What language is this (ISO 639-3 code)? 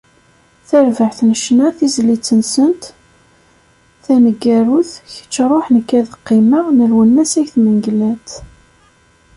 kab